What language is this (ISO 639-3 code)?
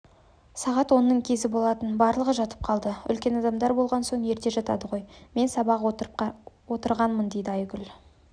kaz